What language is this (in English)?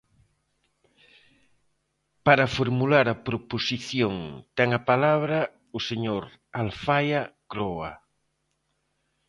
Galician